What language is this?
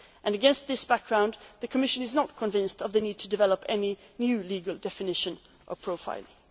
English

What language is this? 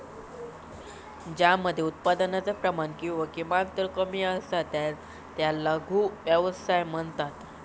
Marathi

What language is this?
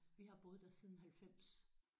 Danish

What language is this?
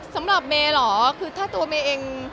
Thai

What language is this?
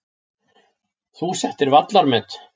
Icelandic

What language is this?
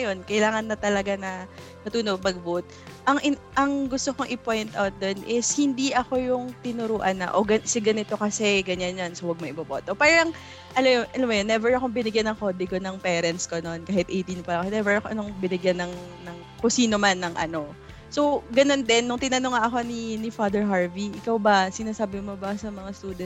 Filipino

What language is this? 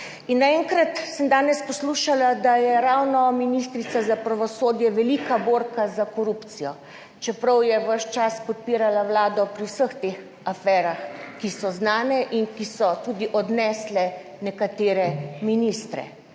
Slovenian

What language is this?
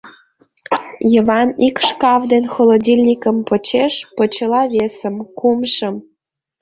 Mari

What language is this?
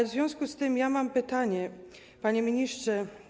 Polish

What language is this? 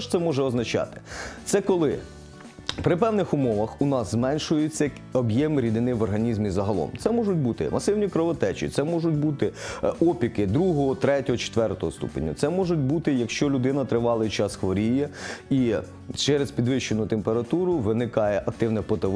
Ukrainian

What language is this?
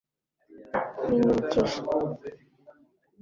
Kinyarwanda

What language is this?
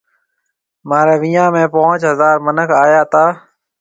Marwari (Pakistan)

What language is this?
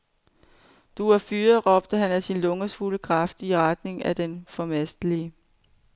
Danish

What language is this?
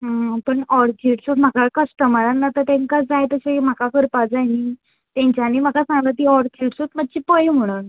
Konkani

